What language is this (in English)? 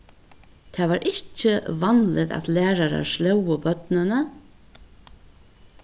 Faroese